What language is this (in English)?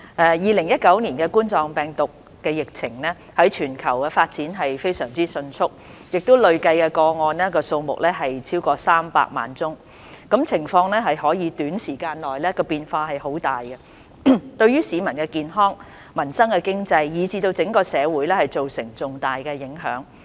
Cantonese